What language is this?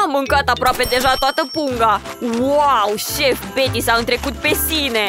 Romanian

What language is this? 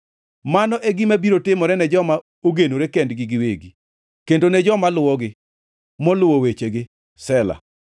Luo (Kenya and Tanzania)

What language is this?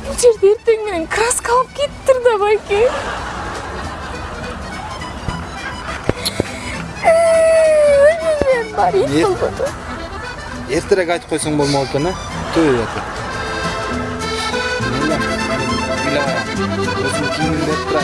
Spanish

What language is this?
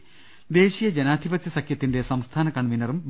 Malayalam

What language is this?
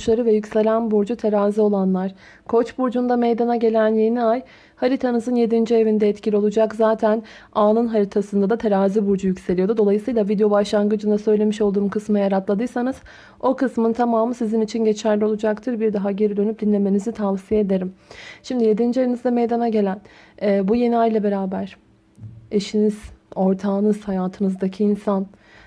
Turkish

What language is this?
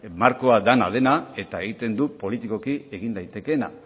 Basque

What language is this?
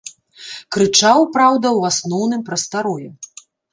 Belarusian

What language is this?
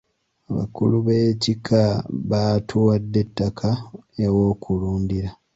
Ganda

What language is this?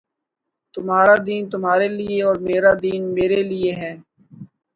Urdu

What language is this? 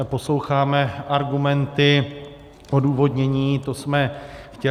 Czech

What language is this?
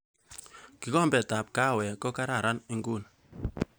Kalenjin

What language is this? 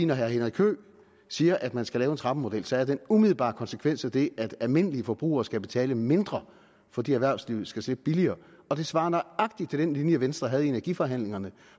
Danish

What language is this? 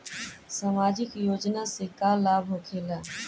Bhojpuri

